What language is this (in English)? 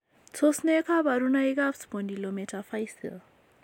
Kalenjin